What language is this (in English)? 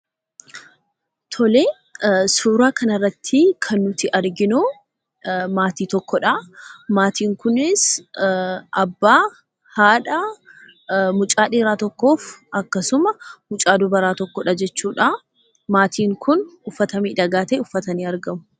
Oromo